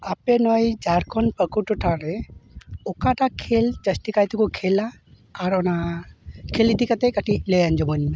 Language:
Santali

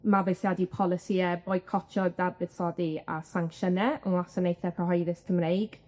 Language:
Welsh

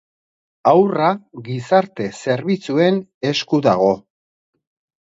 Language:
Basque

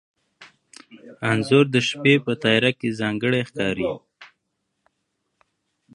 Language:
Pashto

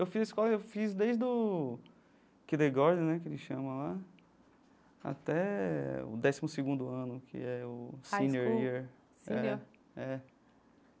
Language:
Portuguese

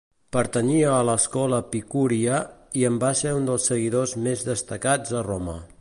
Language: Catalan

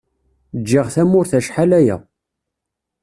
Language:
Kabyle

